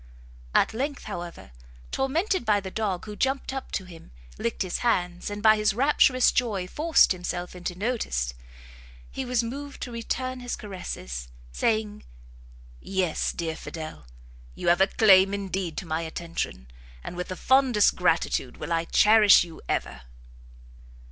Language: English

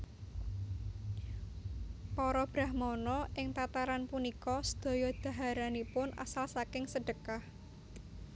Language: Javanese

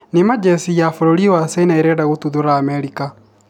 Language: Kikuyu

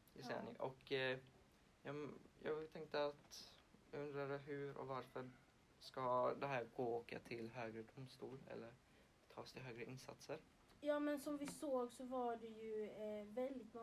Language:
Swedish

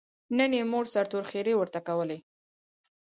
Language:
Pashto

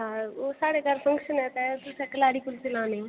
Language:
Dogri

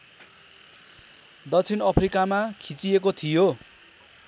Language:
Nepali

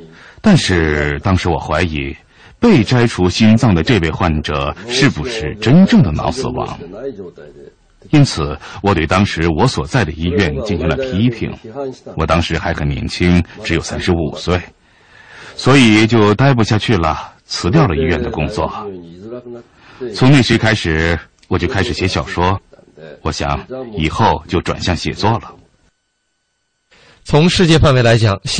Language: Chinese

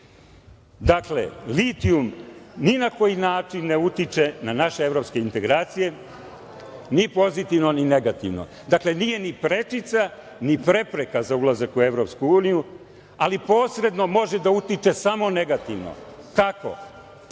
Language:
Serbian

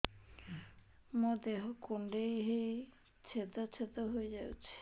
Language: Odia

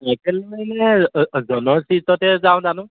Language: Assamese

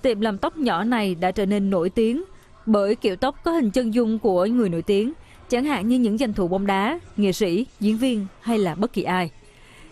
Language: Vietnamese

